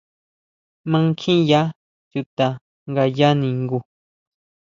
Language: Huautla Mazatec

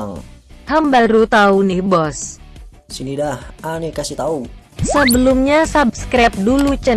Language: Indonesian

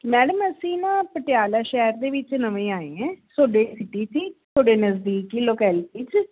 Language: Punjabi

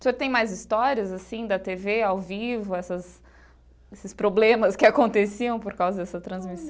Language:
Portuguese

